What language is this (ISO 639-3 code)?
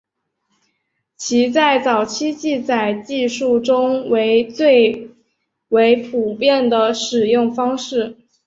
zho